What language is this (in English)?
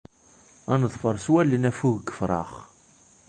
Kabyle